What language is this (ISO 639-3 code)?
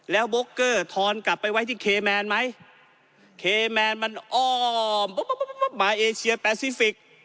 tha